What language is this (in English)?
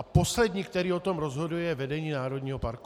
Czech